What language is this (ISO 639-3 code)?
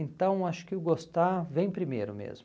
por